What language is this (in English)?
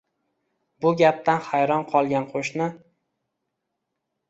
Uzbek